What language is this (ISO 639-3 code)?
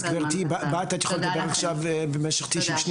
heb